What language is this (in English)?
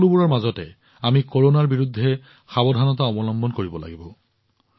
Assamese